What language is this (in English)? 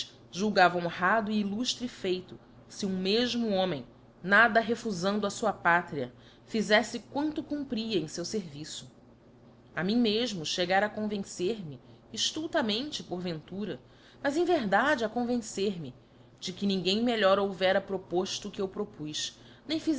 Portuguese